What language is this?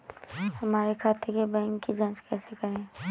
Hindi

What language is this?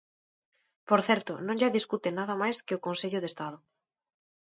Galician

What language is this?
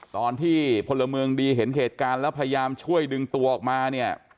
Thai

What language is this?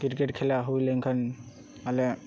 Santali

